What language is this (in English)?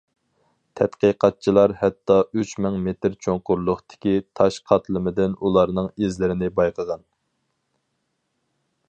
Uyghur